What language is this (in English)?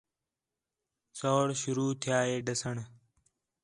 Khetrani